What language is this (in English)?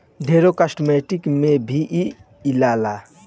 Bhojpuri